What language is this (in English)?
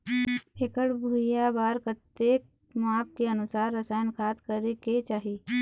Chhattisgarhi